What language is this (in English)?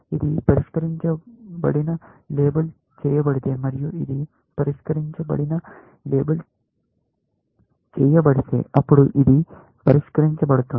Telugu